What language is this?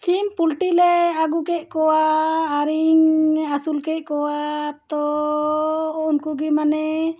Santali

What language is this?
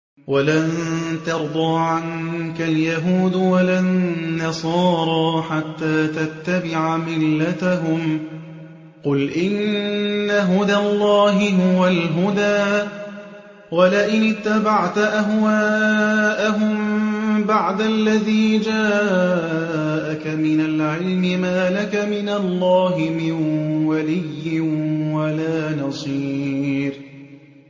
Arabic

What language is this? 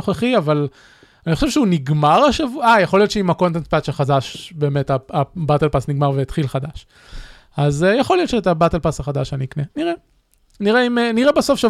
Hebrew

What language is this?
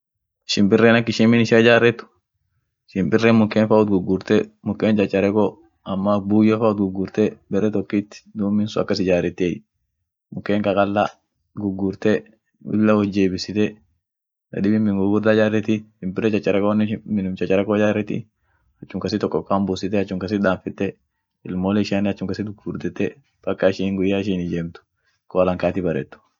Orma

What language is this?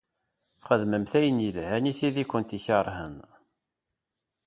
Kabyle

